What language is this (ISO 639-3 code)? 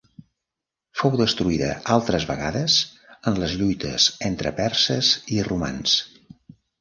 cat